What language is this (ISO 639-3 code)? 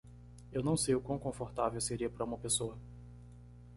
por